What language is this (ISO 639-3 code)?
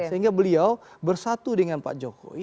ind